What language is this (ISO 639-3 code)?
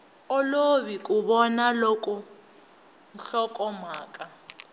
tso